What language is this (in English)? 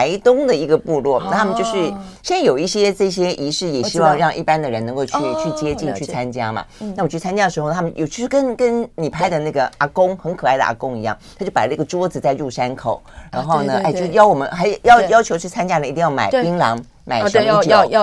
Chinese